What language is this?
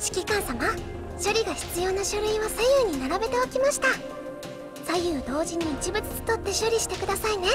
Japanese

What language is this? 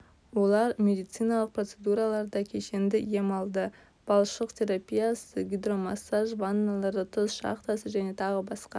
Kazakh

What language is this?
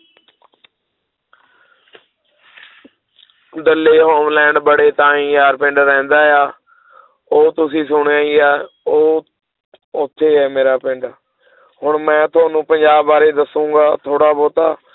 Punjabi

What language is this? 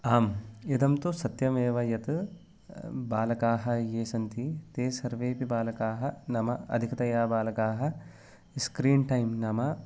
Sanskrit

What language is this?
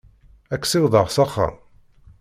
Kabyle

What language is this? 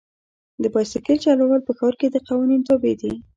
Pashto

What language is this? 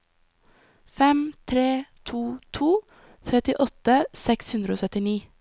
Norwegian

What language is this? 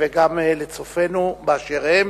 Hebrew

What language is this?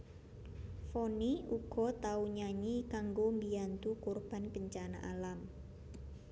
Javanese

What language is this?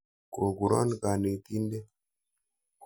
Kalenjin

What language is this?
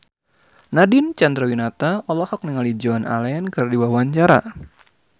Sundanese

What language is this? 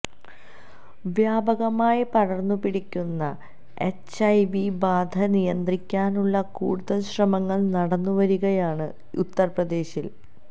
Malayalam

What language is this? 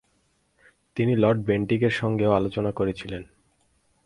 Bangla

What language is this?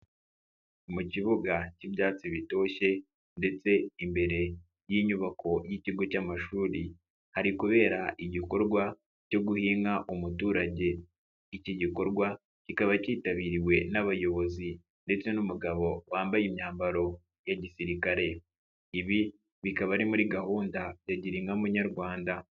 Kinyarwanda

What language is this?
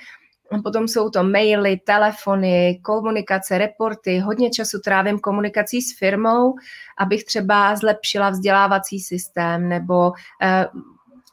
Czech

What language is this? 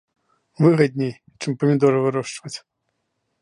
Belarusian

